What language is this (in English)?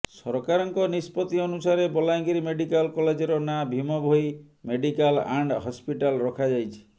Odia